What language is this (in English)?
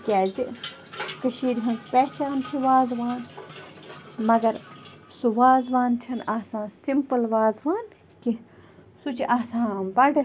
Kashmiri